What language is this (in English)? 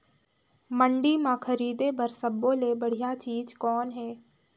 Chhattisgarhi